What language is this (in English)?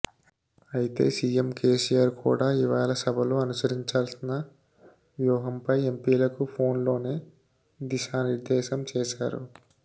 Telugu